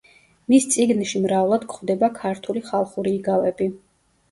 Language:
Georgian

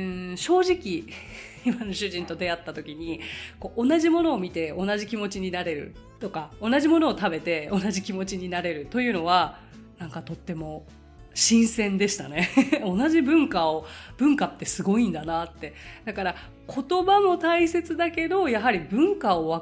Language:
Japanese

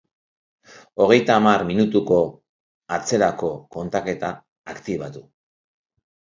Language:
Basque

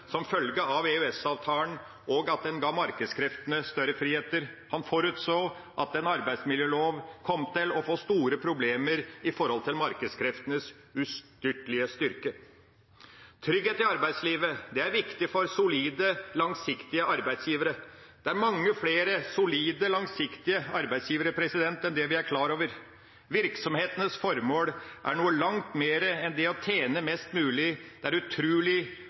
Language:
Norwegian Bokmål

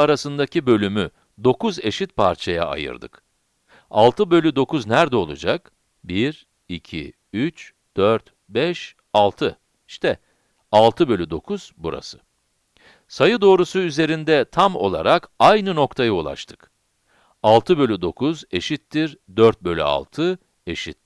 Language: Turkish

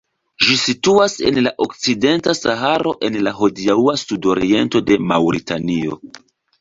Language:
Esperanto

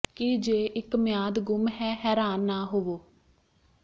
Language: Punjabi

